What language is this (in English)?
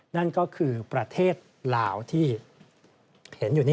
Thai